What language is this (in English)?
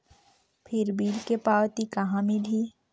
Chhattisgarhi